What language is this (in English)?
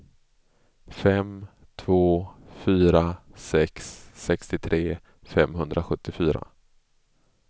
Swedish